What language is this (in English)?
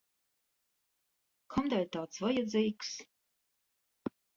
Latvian